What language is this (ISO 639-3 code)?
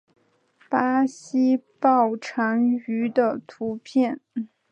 zho